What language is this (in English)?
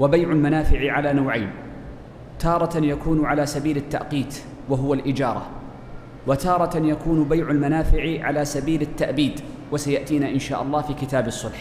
Arabic